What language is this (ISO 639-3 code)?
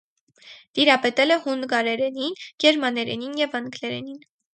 hye